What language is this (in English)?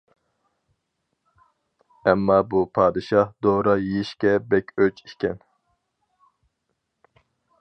Uyghur